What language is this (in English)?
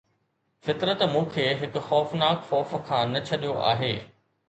Sindhi